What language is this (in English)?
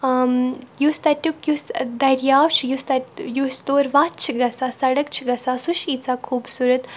Kashmiri